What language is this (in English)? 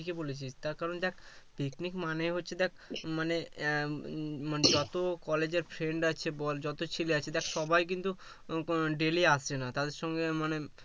Bangla